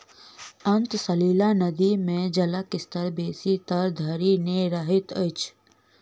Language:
Maithili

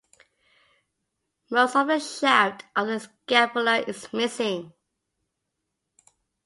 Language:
English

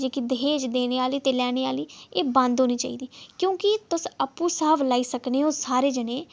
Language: Dogri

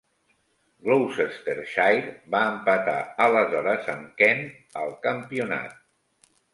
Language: Catalan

